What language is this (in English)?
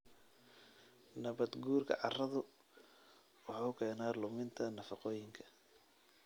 Somali